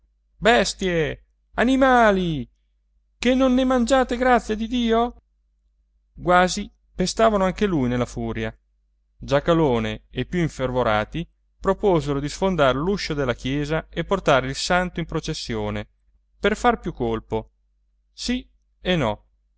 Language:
Italian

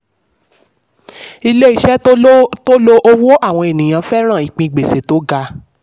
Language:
Yoruba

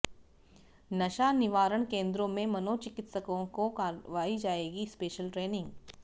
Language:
Hindi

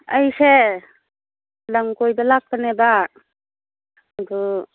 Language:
Manipuri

